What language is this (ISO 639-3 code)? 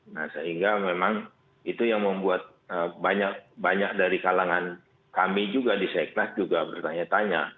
ind